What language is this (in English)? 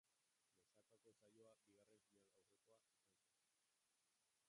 Basque